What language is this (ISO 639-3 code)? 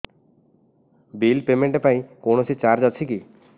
ori